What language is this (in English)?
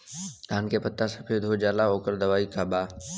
Bhojpuri